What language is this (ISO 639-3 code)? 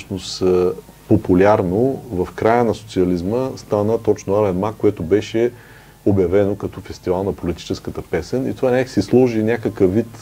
bul